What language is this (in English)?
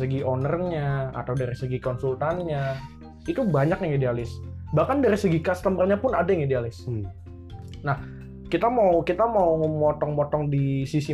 Indonesian